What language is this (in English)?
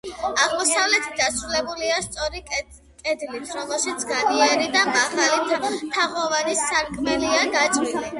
Georgian